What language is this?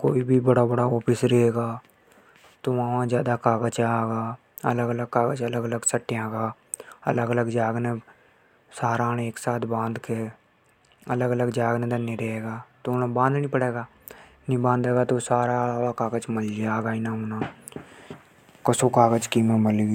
Hadothi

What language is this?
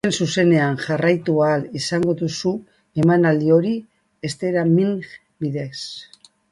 Basque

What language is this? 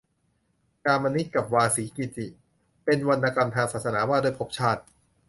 Thai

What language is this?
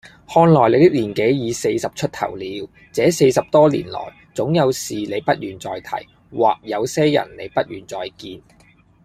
Cantonese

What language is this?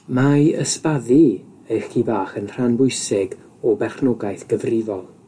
Welsh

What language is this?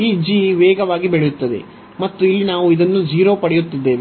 Kannada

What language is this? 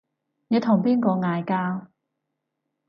Cantonese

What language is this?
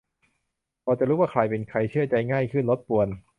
Thai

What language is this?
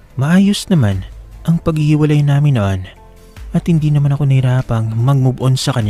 Filipino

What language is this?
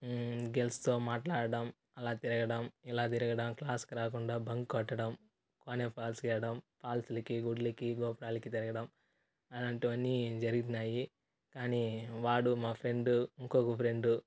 Telugu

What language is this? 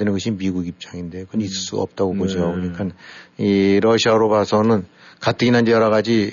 Korean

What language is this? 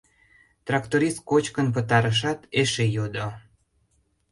Mari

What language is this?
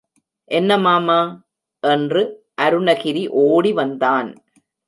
Tamil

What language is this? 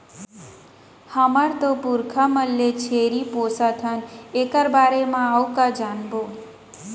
Chhattisgarhi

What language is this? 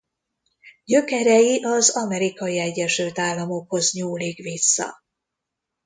Hungarian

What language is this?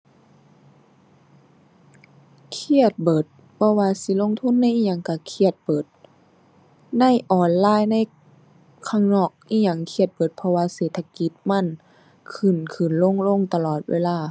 Thai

